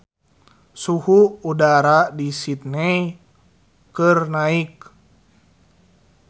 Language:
Sundanese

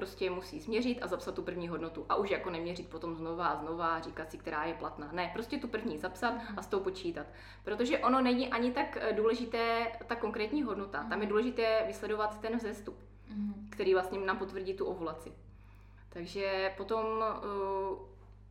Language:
Czech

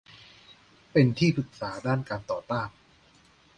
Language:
Thai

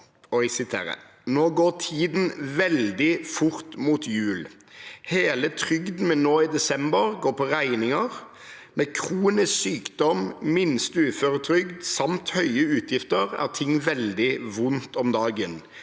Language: Norwegian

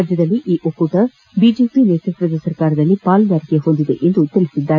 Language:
Kannada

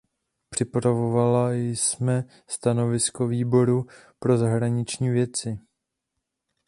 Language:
Czech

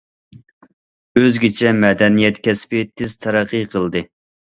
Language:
Uyghur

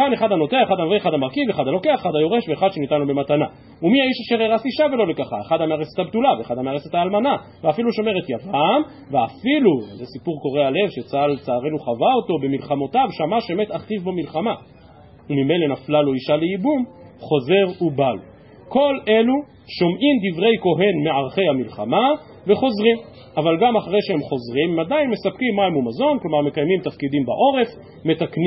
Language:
Hebrew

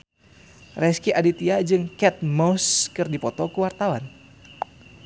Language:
Sundanese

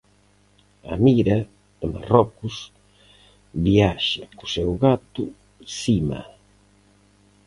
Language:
Galician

